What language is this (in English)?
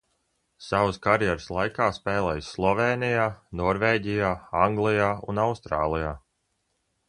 Latvian